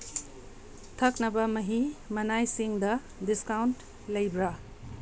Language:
Manipuri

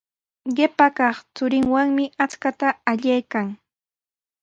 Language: Sihuas Ancash Quechua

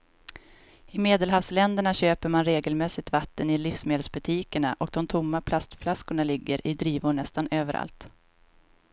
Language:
Swedish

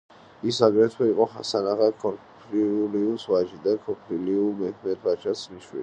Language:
Georgian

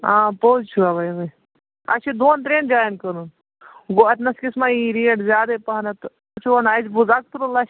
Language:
Kashmiri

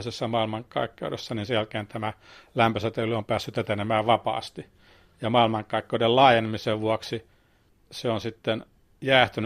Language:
Finnish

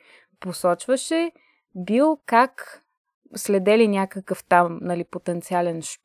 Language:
Bulgarian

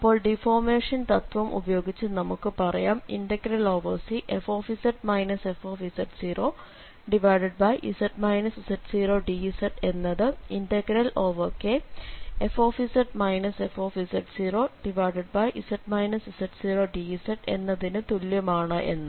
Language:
Malayalam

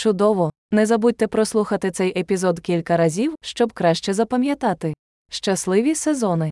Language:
Ukrainian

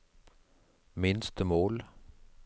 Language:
Norwegian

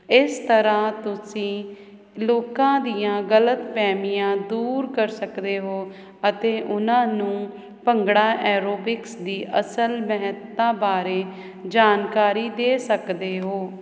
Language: Punjabi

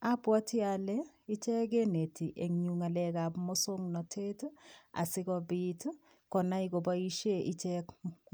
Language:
Kalenjin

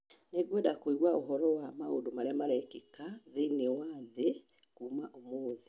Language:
Kikuyu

